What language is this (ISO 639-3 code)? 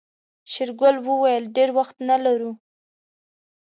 pus